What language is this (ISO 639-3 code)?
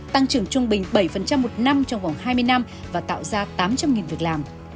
vie